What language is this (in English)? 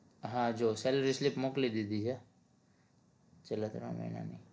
Gujarati